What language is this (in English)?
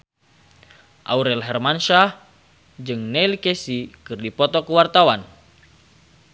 Sundanese